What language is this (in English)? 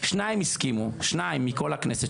Hebrew